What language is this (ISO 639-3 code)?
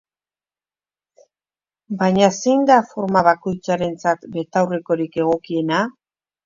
eus